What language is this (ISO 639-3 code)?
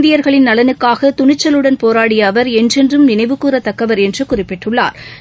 tam